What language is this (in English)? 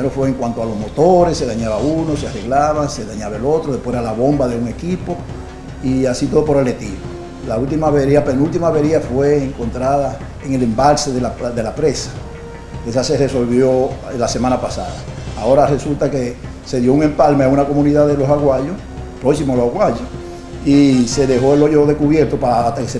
Spanish